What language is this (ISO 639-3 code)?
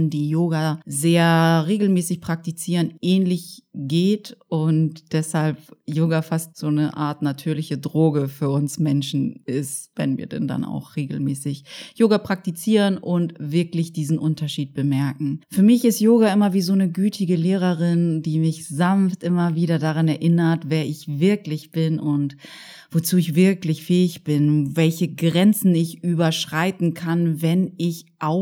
deu